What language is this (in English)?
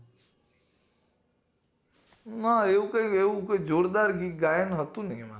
Gujarati